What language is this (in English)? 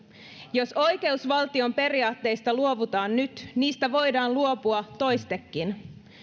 Finnish